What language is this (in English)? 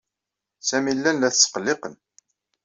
Kabyle